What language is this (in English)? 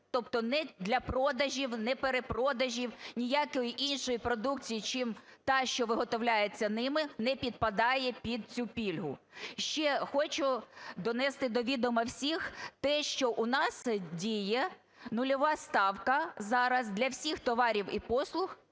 Ukrainian